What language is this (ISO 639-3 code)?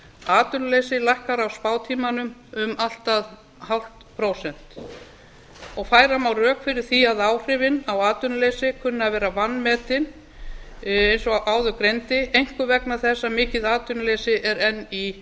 isl